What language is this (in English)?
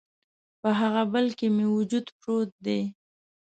Pashto